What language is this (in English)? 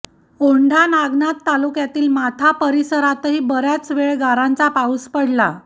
Marathi